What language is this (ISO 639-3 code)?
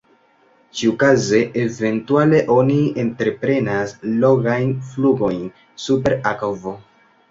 epo